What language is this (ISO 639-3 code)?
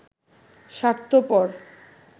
ben